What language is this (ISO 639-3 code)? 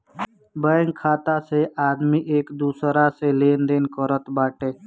bho